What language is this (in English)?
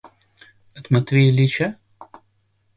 Russian